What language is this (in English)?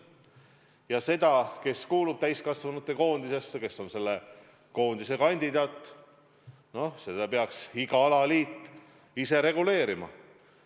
Estonian